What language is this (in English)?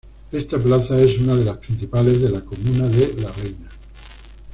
Spanish